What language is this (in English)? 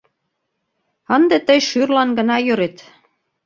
Mari